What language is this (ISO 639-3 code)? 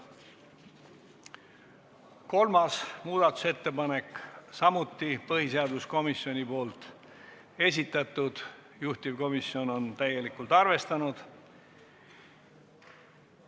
est